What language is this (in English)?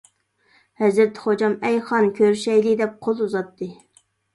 Uyghur